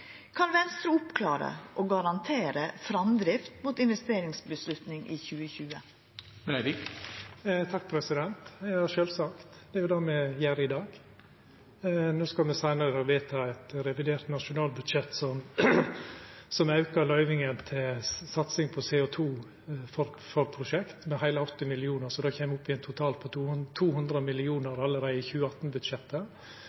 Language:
Norwegian Nynorsk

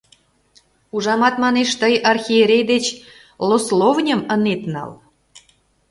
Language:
Mari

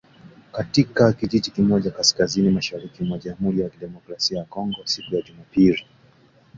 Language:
Swahili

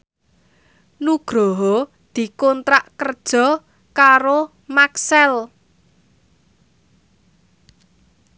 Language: Javanese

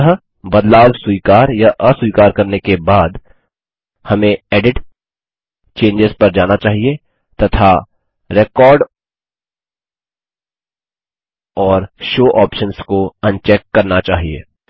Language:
Hindi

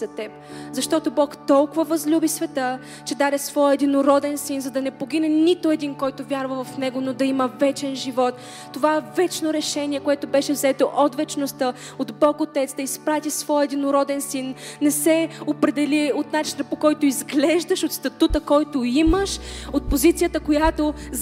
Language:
Bulgarian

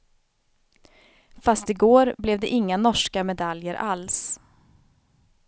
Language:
Swedish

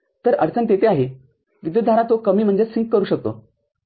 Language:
Marathi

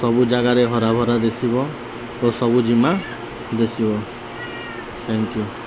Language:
Odia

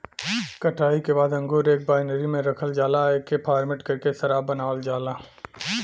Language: Bhojpuri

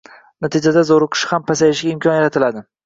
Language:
Uzbek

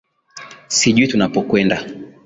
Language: Swahili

